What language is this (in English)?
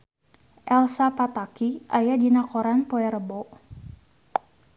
Sundanese